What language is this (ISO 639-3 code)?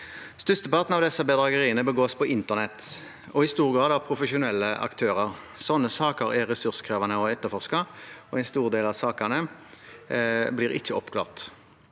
nor